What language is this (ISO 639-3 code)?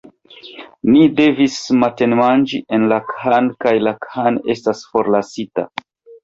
epo